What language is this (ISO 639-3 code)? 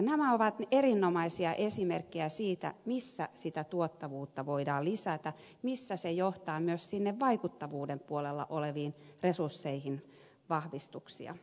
fin